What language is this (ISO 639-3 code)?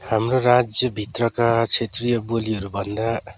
nep